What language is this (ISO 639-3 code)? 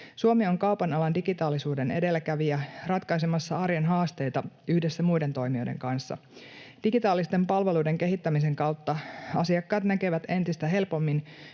fin